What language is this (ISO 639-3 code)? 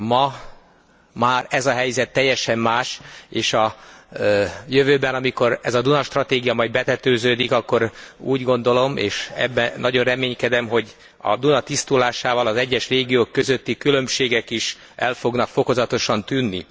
hun